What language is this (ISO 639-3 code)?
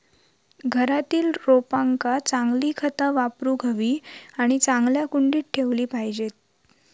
mar